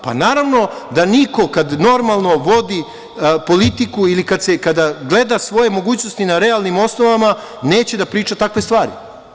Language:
Serbian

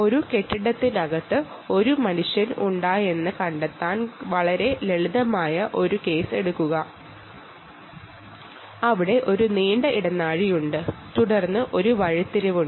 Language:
Malayalam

